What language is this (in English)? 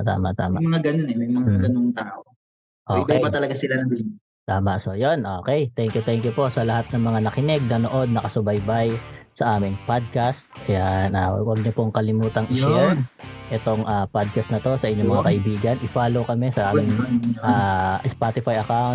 Filipino